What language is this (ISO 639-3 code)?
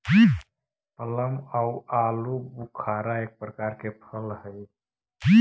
mag